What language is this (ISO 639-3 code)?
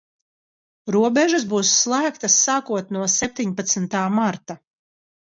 lav